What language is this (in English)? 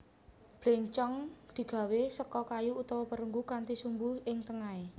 Javanese